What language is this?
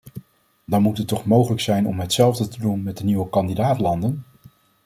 Dutch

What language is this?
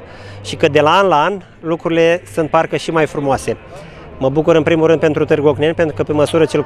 Romanian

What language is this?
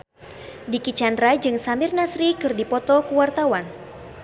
Sundanese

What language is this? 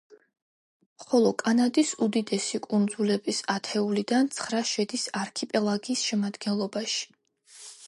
Georgian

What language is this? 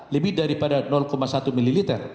Indonesian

